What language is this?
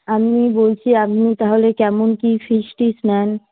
Bangla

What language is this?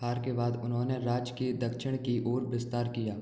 Hindi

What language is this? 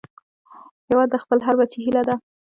Pashto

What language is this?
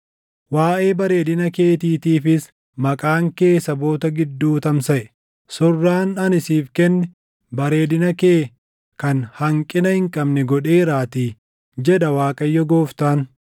Oromo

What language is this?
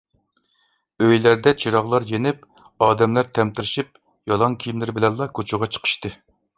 Uyghur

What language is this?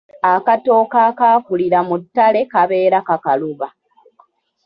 Ganda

